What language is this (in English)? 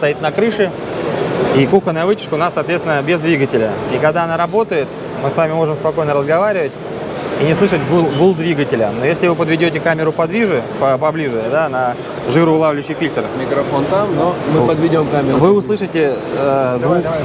Russian